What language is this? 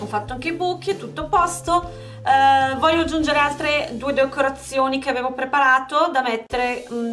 Italian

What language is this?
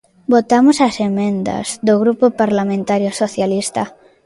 Galician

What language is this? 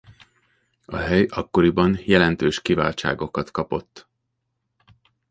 Hungarian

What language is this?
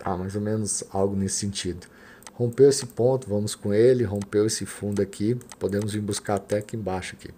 Portuguese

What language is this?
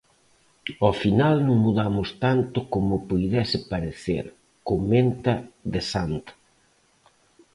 Galician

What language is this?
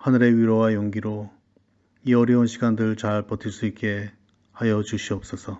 Korean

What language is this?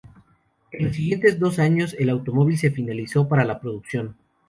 Spanish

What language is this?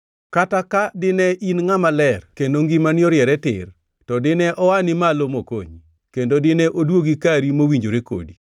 Luo (Kenya and Tanzania)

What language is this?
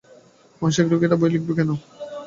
Bangla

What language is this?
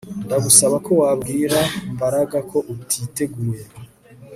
Kinyarwanda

